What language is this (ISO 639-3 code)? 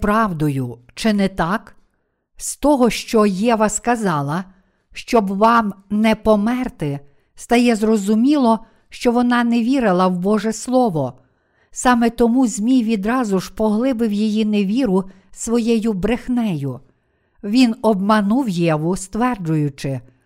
ukr